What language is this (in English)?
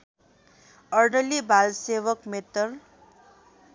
Nepali